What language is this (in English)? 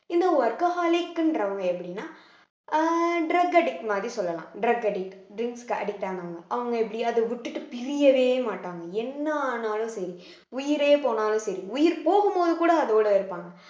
Tamil